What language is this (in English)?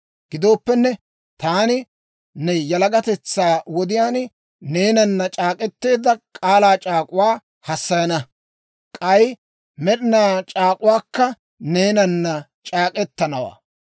Dawro